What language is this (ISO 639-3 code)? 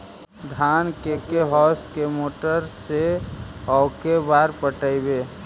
mag